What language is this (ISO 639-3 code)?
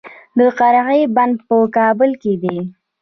pus